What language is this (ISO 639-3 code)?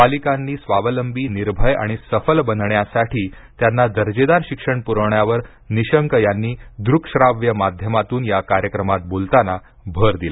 mar